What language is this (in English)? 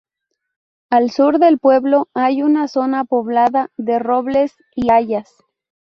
Spanish